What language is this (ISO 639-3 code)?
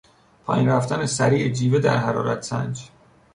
fas